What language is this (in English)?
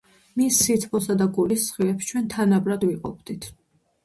Georgian